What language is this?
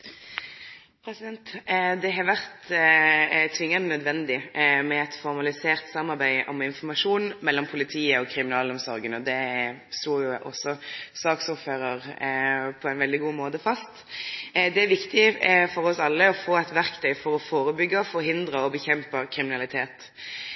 Norwegian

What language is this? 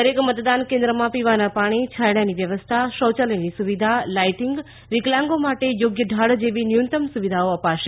Gujarati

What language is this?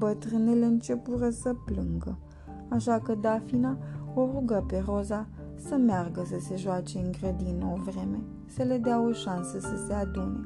Romanian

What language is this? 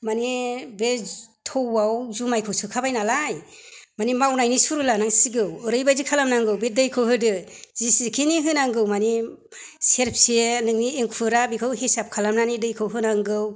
Bodo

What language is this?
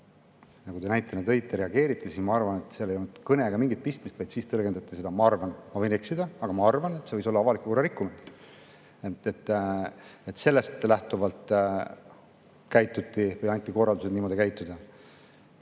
Estonian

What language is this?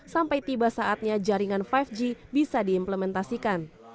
Indonesian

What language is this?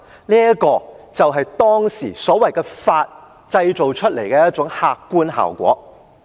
Cantonese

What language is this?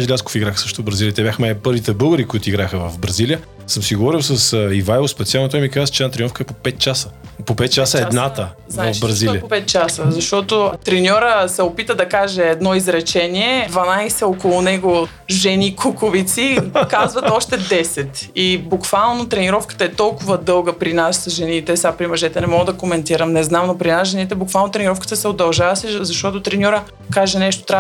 Bulgarian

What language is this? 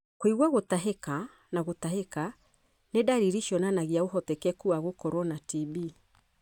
Kikuyu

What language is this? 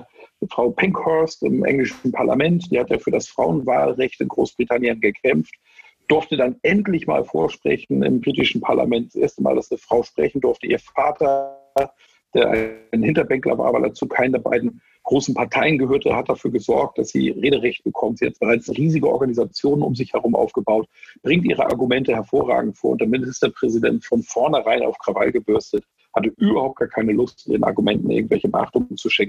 German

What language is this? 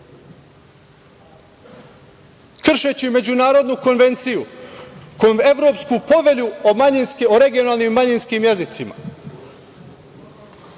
Serbian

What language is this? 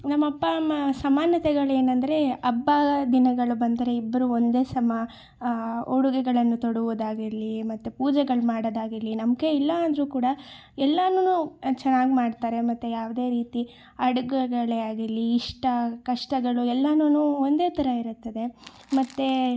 Kannada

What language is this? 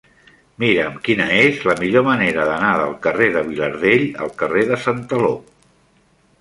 Catalan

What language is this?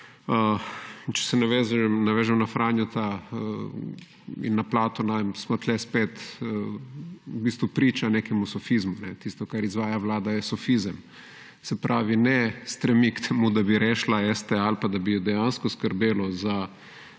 Slovenian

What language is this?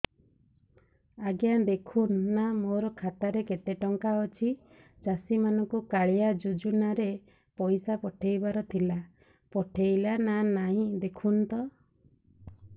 Odia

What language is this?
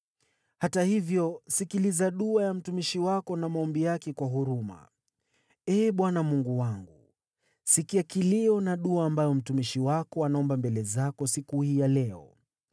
Swahili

